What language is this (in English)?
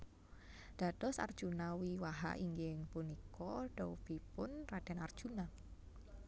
Javanese